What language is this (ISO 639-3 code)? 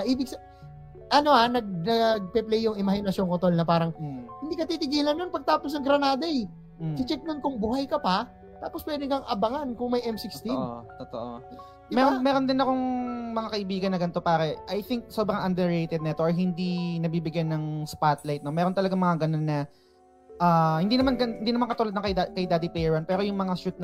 fil